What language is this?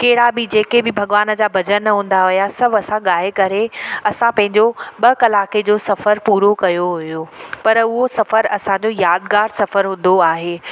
Sindhi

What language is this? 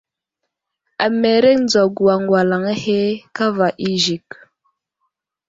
Wuzlam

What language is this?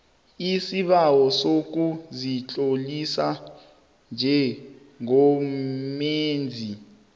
South Ndebele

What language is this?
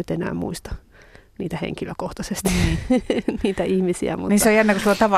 Finnish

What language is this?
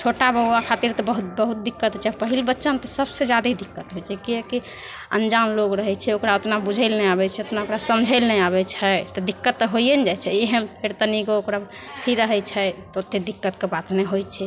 Maithili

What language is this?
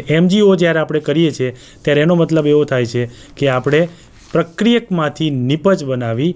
Hindi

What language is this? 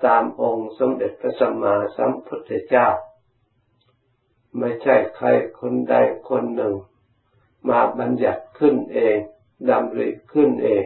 Thai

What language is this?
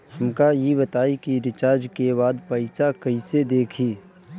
Bhojpuri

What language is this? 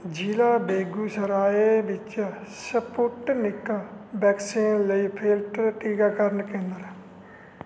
Punjabi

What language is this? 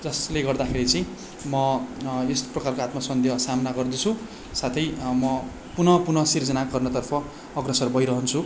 Nepali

